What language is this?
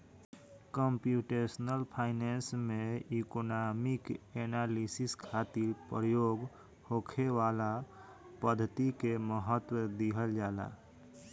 Bhojpuri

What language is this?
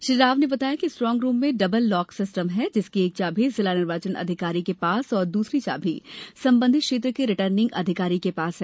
Hindi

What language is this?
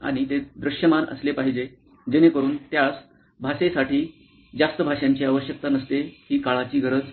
Marathi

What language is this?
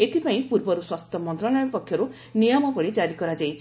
Odia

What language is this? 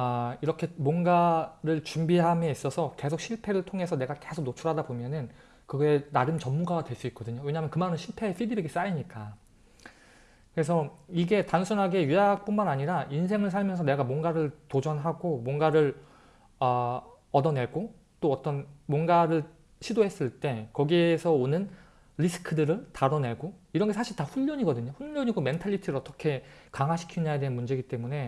Korean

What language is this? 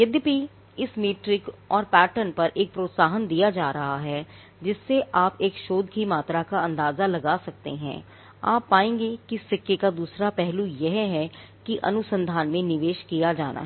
Hindi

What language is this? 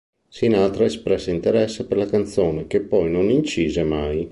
Italian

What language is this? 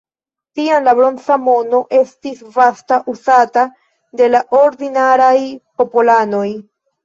Esperanto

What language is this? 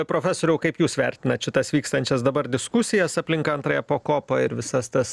Lithuanian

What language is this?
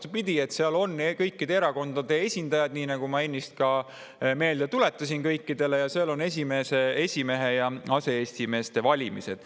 Estonian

